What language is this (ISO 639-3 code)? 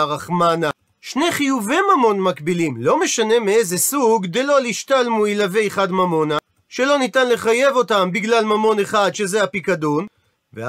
heb